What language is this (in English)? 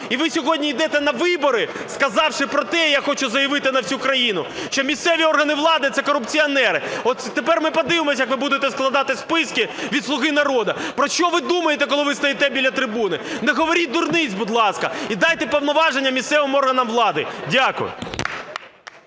Ukrainian